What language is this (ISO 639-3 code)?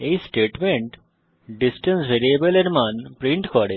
ben